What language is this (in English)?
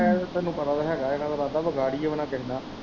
Punjabi